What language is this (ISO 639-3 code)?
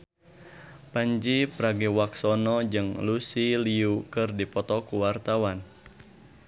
sun